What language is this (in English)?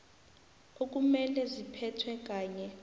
South Ndebele